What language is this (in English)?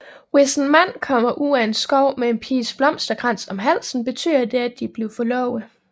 Danish